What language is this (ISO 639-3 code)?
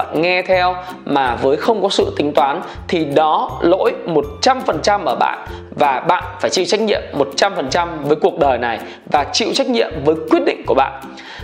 vie